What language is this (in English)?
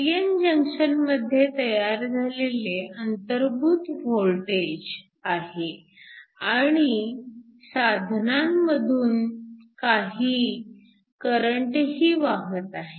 Marathi